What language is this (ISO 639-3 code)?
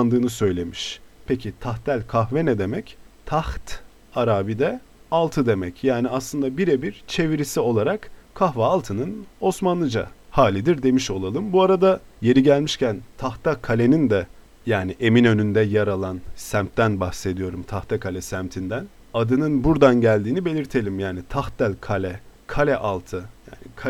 tur